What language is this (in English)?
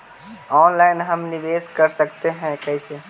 Magahi